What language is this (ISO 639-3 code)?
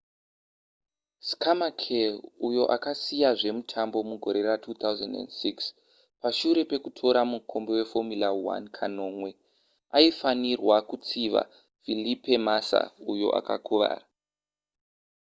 sna